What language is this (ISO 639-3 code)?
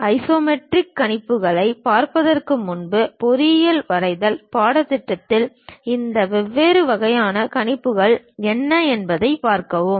tam